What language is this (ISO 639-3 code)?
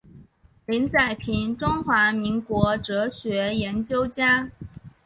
zho